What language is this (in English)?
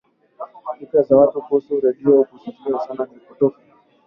Swahili